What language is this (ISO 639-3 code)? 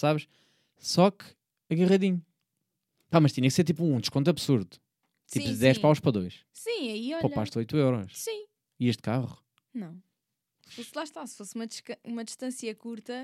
por